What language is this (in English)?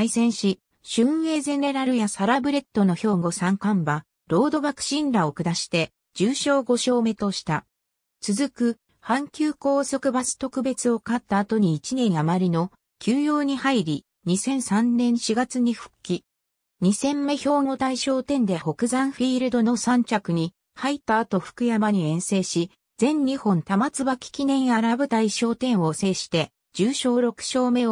Japanese